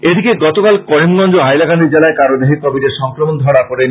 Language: Bangla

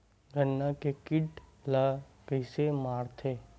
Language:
Chhattisgarhi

